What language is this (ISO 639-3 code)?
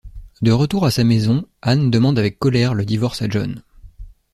fra